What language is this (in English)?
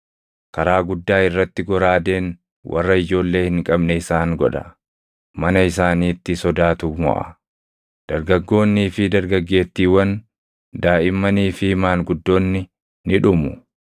Oromo